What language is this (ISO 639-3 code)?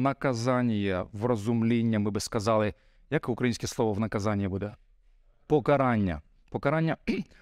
ukr